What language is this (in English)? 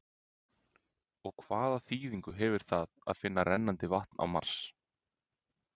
Icelandic